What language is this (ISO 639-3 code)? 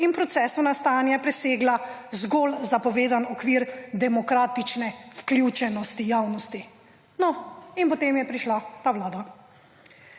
slv